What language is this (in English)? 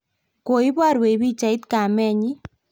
Kalenjin